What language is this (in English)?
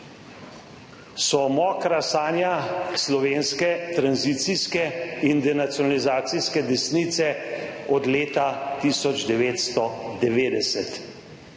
Slovenian